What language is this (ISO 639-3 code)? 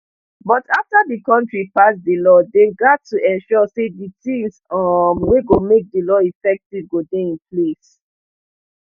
pcm